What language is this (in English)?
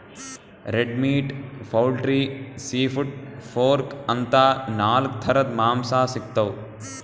Kannada